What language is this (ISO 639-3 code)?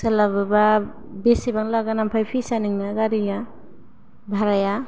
brx